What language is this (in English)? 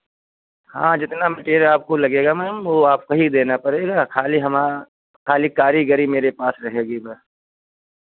Hindi